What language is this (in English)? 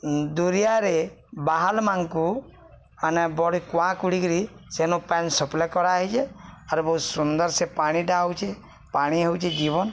Odia